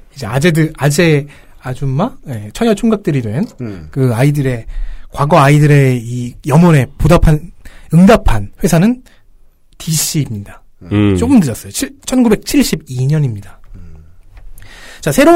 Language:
Korean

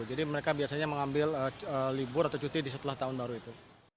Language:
Indonesian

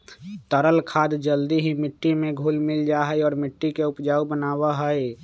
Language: Magahi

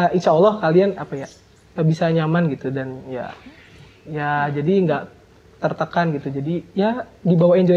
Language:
Indonesian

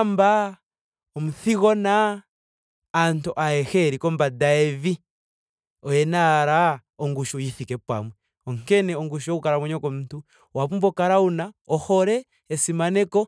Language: Ndonga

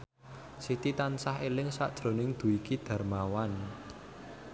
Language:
Javanese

